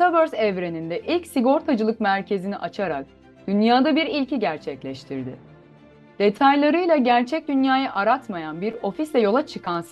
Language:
Turkish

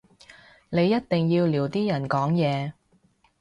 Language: Cantonese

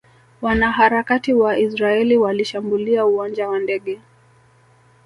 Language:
Swahili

